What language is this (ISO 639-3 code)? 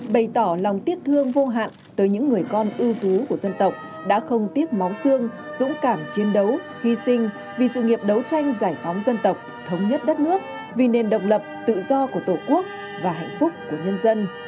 vie